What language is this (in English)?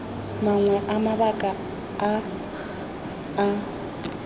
Tswana